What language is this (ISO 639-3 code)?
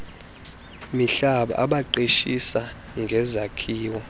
xho